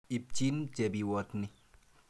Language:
Kalenjin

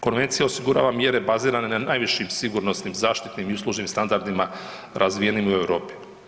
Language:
Croatian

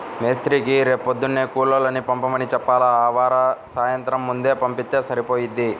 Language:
Telugu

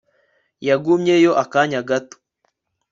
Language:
Kinyarwanda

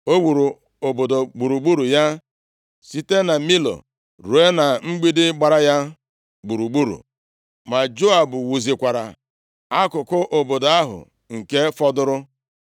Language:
Igbo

